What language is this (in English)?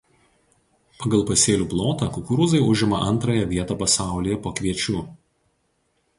Lithuanian